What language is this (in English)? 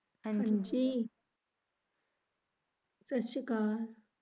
Punjabi